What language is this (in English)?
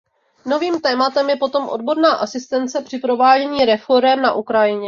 Czech